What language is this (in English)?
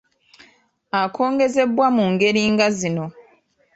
Ganda